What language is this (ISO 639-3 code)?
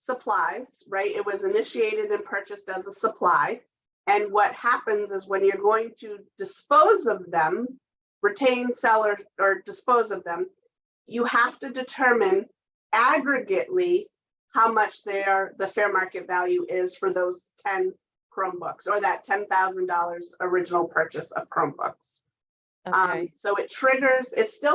eng